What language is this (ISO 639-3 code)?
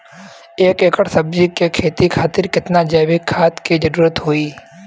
bho